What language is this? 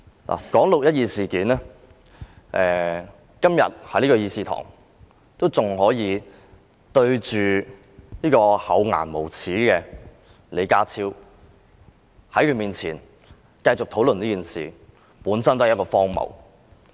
Cantonese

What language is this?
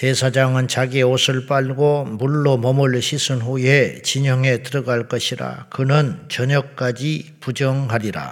Korean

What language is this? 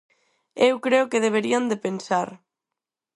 Galician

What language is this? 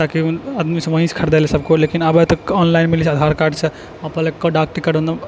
Maithili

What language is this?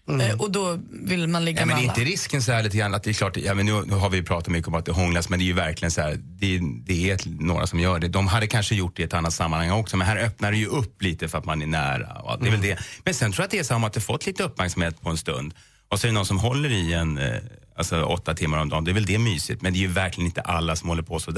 Swedish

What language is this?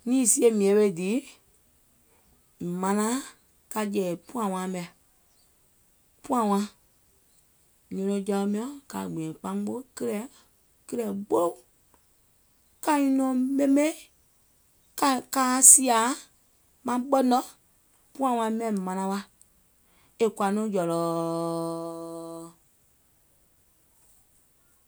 Gola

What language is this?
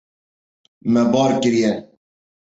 Kurdish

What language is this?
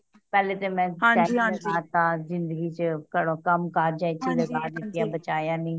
Punjabi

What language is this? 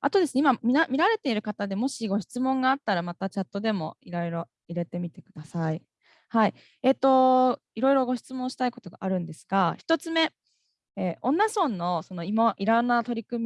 Japanese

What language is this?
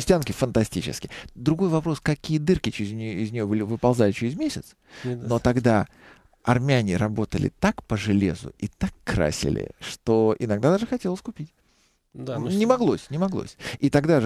Russian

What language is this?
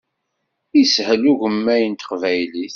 Kabyle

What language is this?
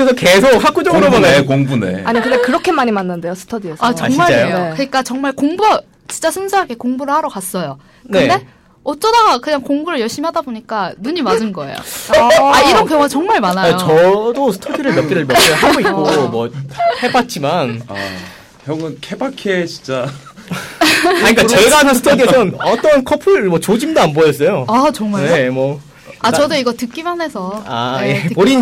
Korean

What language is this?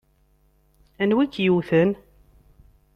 Kabyle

